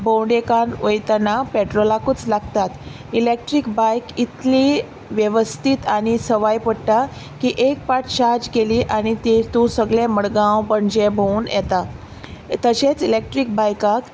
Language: Konkani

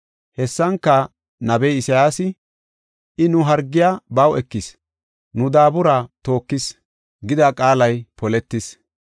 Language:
Gofa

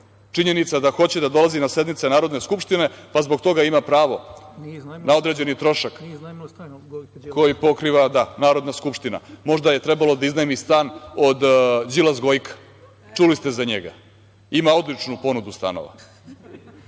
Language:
Serbian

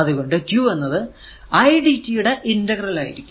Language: Malayalam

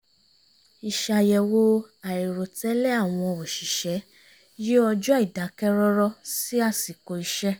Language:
Yoruba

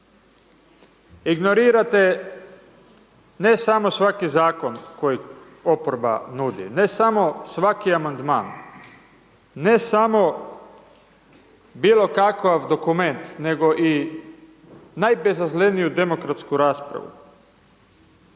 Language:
Croatian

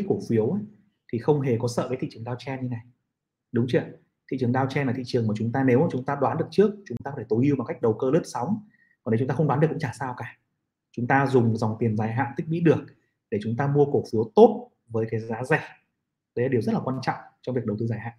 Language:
Vietnamese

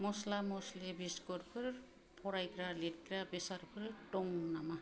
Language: Bodo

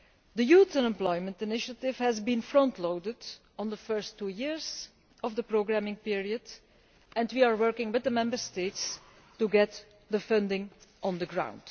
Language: English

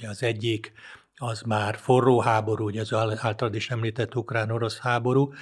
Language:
Hungarian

